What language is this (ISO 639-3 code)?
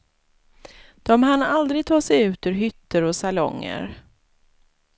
swe